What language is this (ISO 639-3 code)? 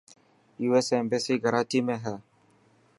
mki